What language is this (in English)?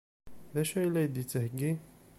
Kabyle